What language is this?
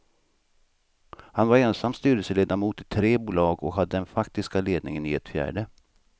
Swedish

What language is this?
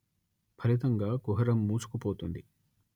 Telugu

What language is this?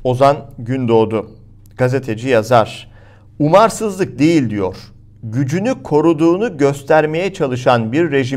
Turkish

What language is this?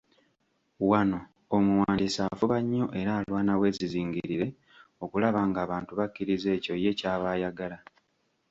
Ganda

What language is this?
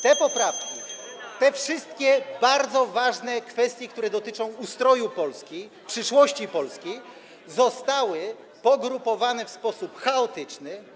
Polish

